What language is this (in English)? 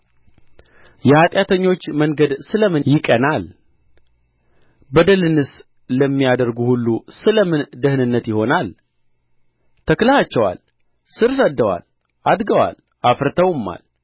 Amharic